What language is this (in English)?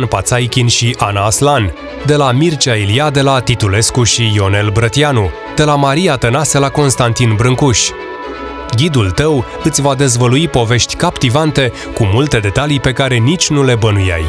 Romanian